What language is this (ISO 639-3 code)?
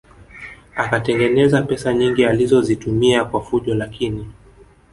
swa